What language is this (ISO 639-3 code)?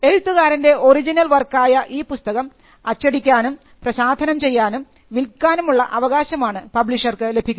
mal